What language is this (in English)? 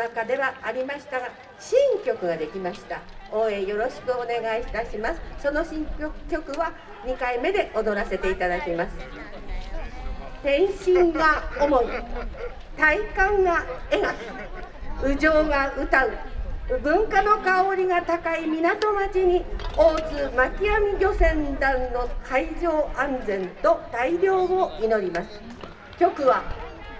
Japanese